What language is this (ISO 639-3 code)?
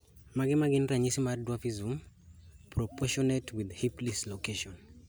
luo